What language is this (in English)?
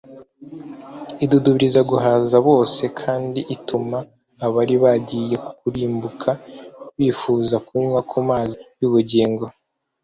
Kinyarwanda